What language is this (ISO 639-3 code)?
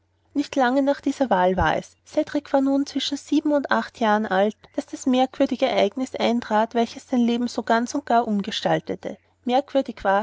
deu